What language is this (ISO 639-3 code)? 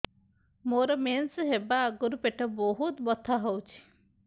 ori